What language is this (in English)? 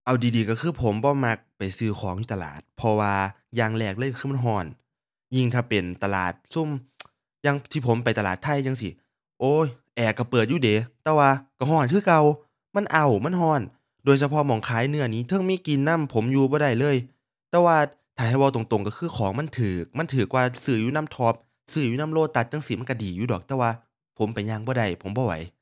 Thai